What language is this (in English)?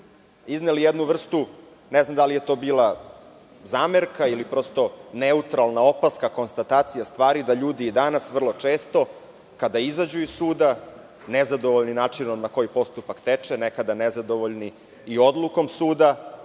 Serbian